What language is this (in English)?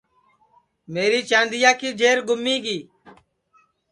Sansi